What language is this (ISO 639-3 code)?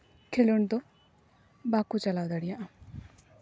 sat